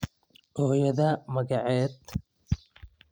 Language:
Somali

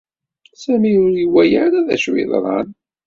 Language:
Kabyle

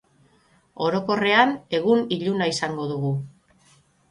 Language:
Basque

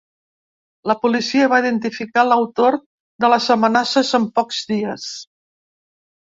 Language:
Catalan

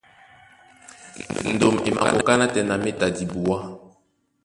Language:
Duala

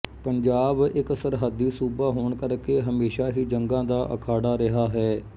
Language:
Punjabi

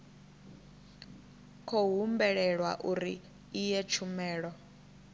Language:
Venda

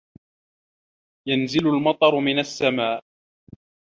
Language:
Arabic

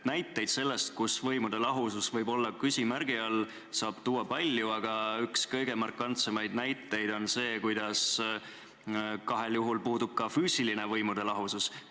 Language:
Estonian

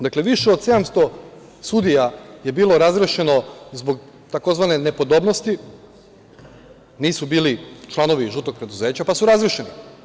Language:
Serbian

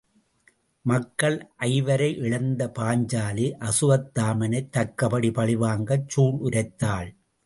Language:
Tamil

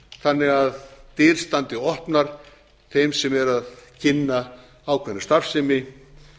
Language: Icelandic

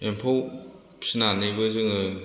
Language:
Bodo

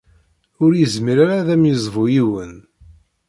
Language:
Kabyle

